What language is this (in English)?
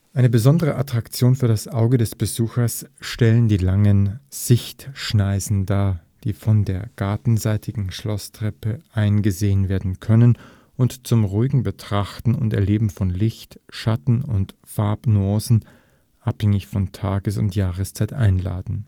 German